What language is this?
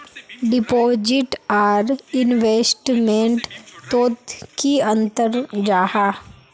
Magahi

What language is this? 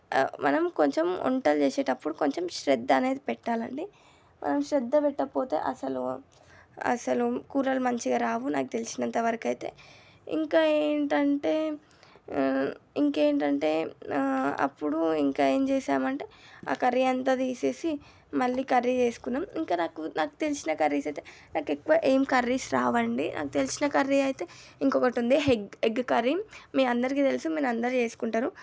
Telugu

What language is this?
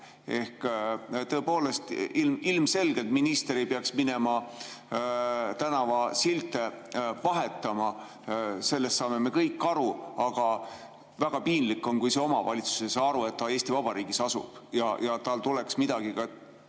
Estonian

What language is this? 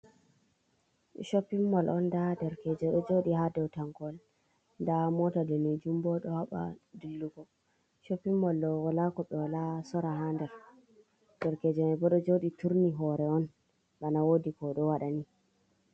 Fula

